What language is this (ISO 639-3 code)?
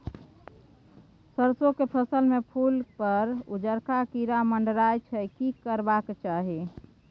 mai